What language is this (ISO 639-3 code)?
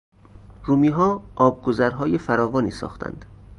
fas